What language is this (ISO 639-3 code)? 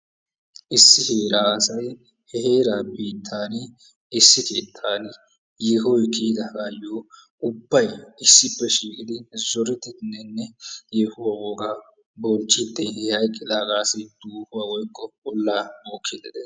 wal